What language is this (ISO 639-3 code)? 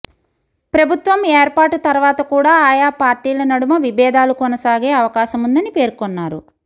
tel